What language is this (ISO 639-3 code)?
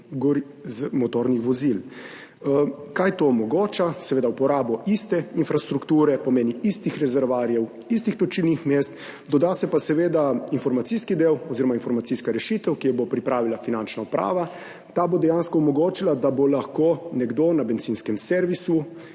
slv